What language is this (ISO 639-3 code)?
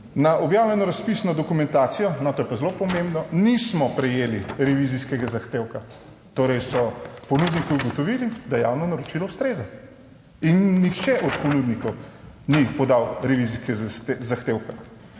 slv